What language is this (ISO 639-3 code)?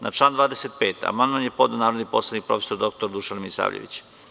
srp